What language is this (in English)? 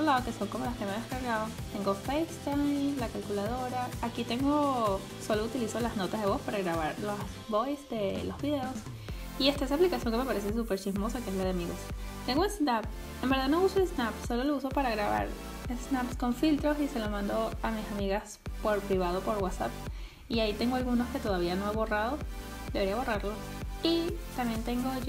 Spanish